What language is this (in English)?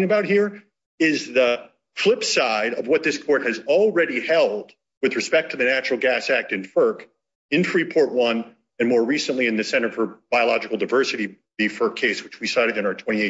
English